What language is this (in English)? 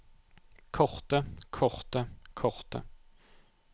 Norwegian